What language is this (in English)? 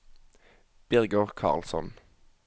Norwegian